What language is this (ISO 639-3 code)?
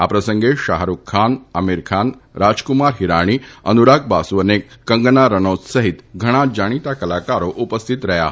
guj